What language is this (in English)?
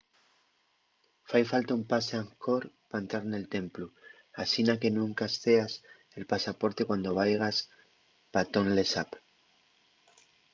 Asturian